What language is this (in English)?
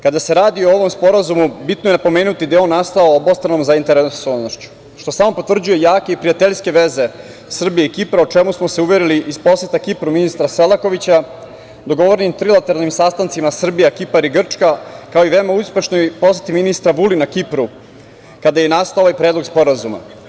Serbian